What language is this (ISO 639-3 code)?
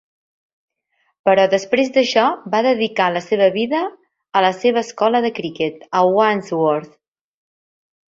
cat